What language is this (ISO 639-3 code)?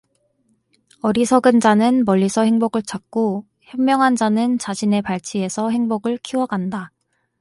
kor